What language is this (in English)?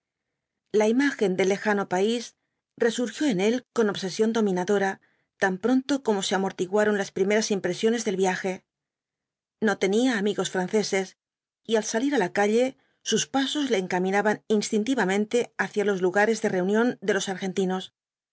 Spanish